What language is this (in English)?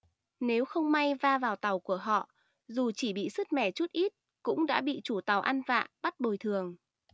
Vietnamese